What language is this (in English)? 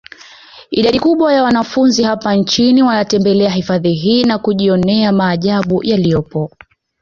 Swahili